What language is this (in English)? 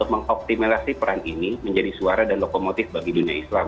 Indonesian